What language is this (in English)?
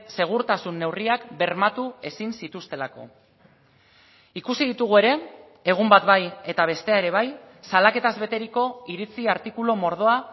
Basque